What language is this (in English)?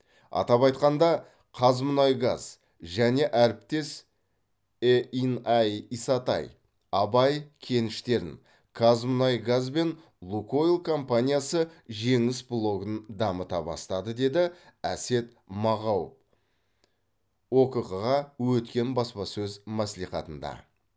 Kazakh